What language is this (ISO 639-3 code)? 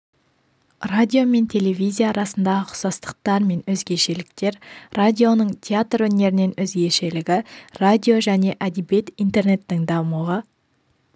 kaz